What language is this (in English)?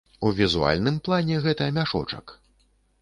Belarusian